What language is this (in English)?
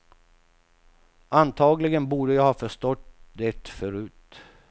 Swedish